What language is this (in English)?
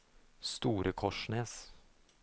Norwegian